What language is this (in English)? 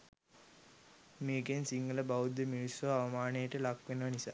Sinhala